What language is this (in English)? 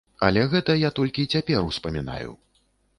Belarusian